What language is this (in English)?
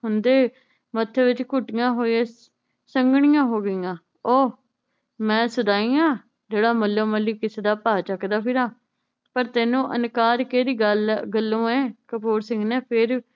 Punjabi